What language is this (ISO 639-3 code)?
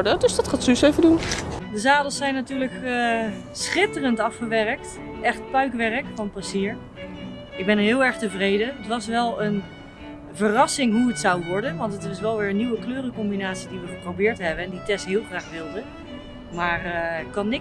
nld